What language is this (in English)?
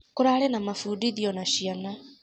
Kikuyu